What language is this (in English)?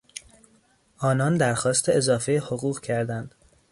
Persian